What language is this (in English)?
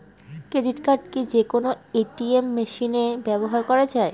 Bangla